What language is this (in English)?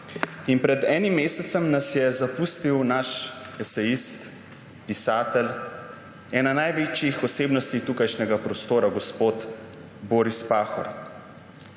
Slovenian